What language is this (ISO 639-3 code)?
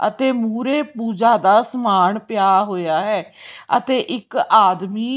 pan